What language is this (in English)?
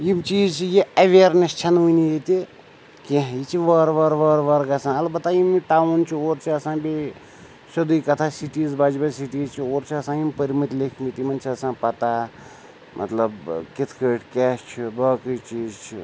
Kashmiri